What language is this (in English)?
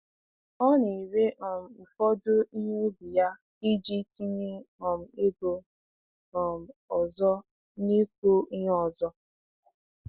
Igbo